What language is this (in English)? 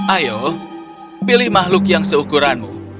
Indonesian